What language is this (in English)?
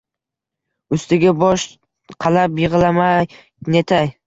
Uzbek